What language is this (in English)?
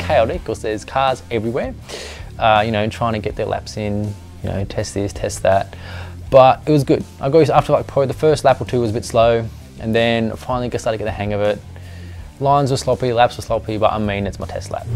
English